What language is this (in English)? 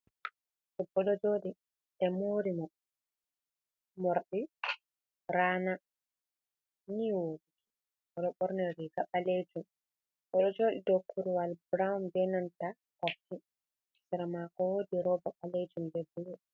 Fula